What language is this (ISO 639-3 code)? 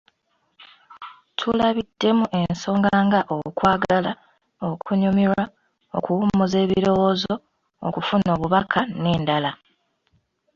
lug